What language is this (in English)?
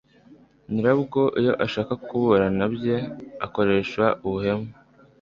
Kinyarwanda